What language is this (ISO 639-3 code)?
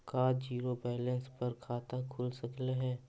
mag